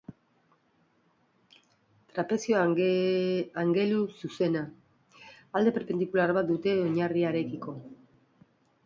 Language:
Basque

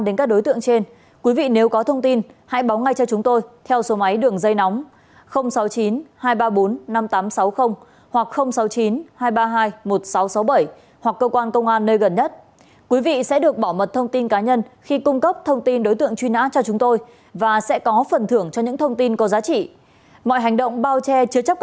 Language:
Vietnamese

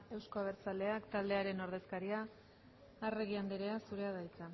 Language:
Basque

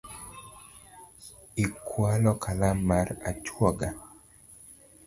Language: Luo (Kenya and Tanzania)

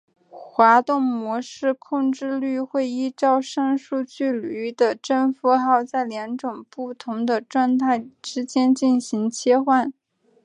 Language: Chinese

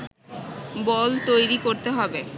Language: Bangla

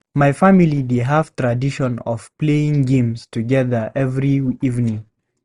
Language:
Nigerian Pidgin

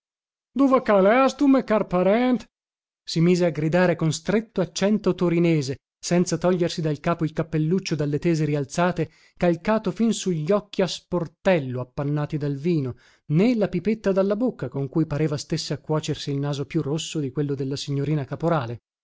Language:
Italian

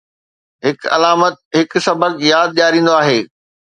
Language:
Sindhi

